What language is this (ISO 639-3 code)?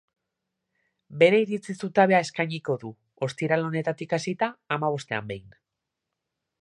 eus